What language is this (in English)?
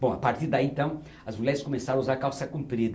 Portuguese